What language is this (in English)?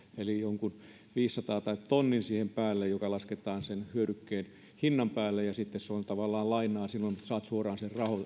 Finnish